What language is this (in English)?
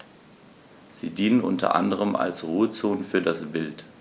German